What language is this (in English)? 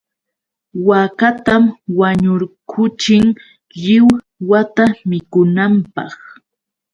Yauyos Quechua